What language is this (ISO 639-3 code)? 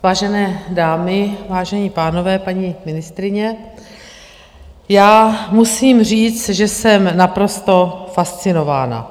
ces